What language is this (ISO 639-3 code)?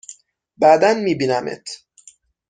fas